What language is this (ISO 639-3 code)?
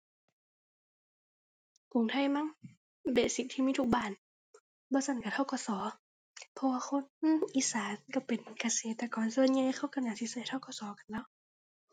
tha